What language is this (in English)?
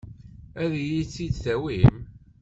Kabyle